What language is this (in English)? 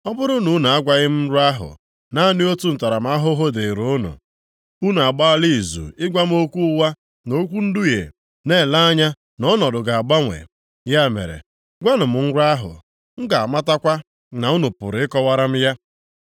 Igbo